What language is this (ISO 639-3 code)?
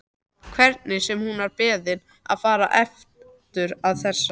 isl